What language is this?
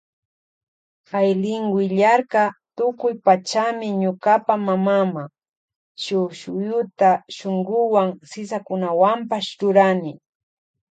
Loja Highland Quichua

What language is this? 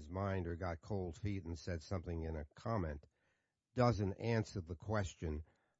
English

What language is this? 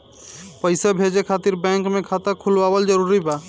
Bhojpuri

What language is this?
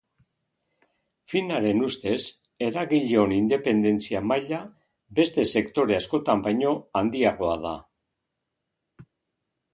Basque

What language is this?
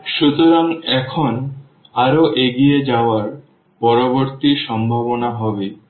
Bangla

